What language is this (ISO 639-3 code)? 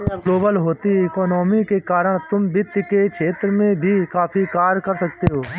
hin